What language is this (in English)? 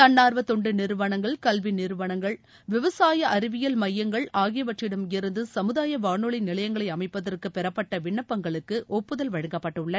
Tamil